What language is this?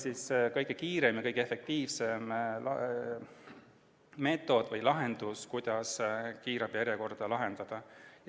Estonian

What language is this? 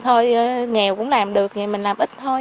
Vietnamese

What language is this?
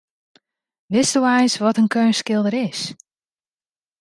Western Frisian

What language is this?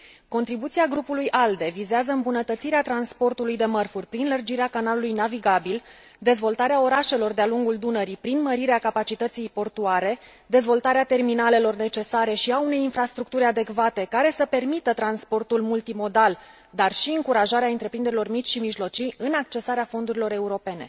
Romanian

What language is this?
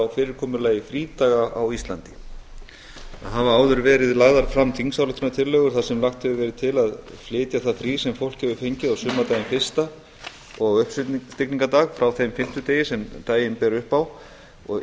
Icelandic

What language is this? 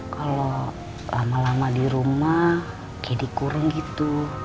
Indonesian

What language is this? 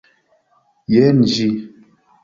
Esperanto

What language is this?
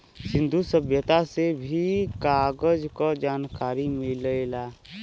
Bhojpuri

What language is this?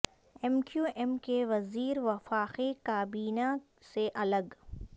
Urdu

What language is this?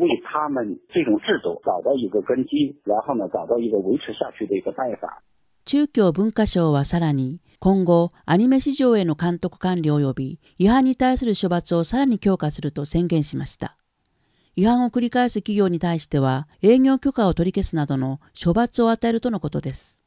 Japanese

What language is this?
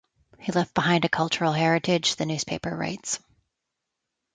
English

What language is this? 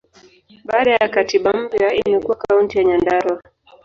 Swahili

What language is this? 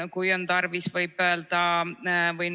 Estonian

